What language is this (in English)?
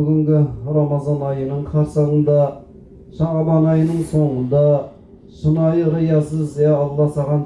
Turkish